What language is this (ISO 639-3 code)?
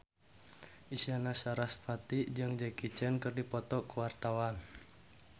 sun